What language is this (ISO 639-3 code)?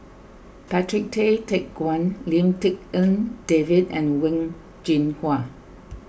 eng